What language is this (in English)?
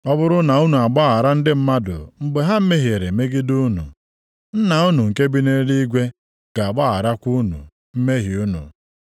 Igbo